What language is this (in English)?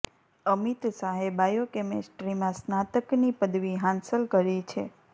Gujarati